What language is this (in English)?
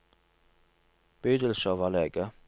Norwegian